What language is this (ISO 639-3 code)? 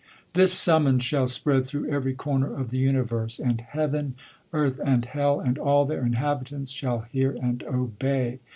eng